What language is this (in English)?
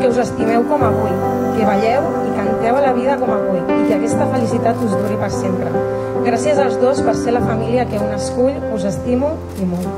Spanish